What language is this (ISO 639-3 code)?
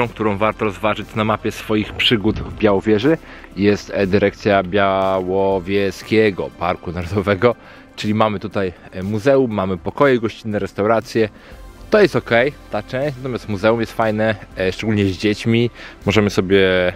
pol